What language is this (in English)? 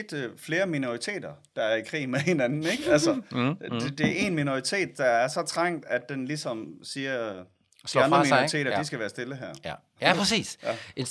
Danish